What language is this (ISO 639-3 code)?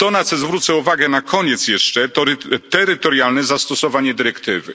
pol